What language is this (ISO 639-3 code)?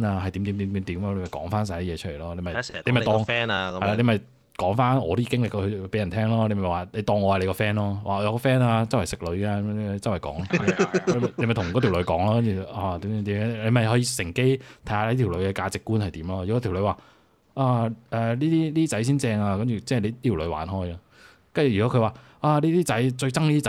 zho